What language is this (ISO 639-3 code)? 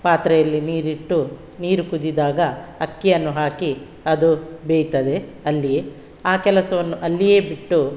kan